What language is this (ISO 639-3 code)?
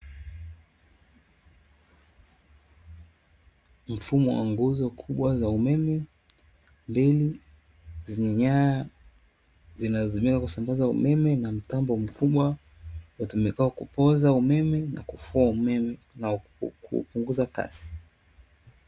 swa